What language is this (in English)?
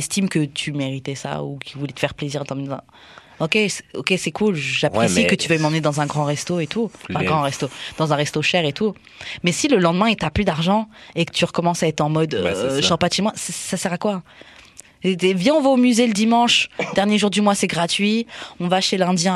French